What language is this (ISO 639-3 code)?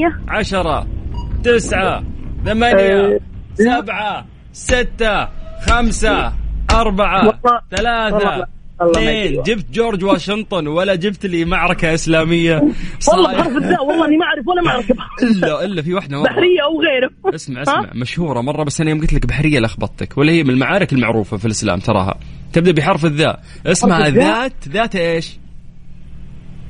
ara